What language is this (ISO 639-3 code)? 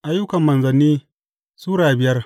hau